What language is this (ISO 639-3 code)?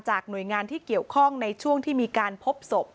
tha